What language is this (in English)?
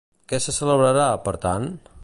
Catalan